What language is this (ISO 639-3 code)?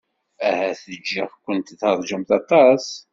kab